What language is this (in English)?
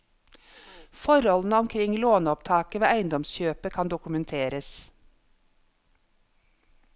Norwegian